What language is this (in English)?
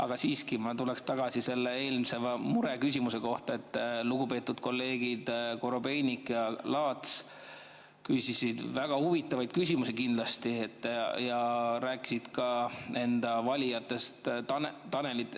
Estonian